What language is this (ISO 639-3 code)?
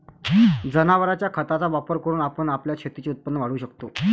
mar